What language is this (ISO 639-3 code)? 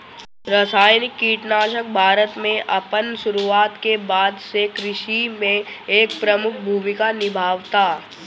bho